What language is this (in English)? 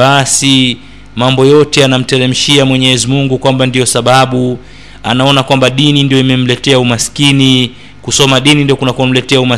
Swahili